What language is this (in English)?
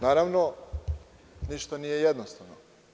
Serbian